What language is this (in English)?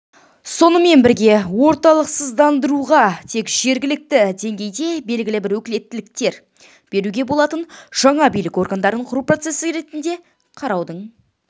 Kazakh